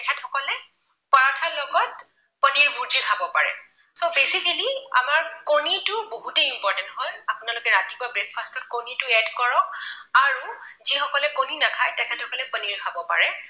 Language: Assamese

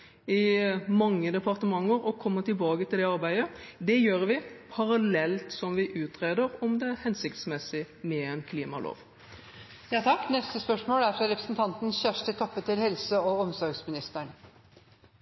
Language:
Norwegian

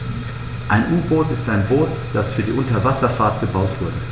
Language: German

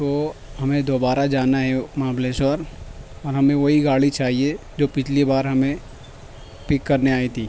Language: Urdu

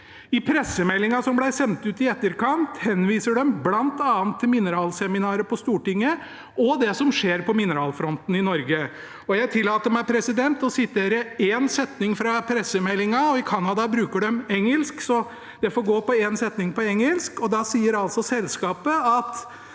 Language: Norwegian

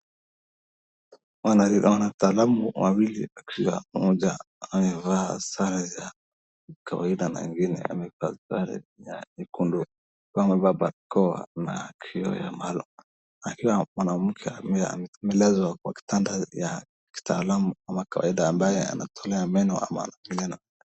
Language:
Swahili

